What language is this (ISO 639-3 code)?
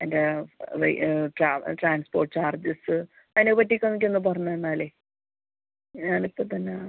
mal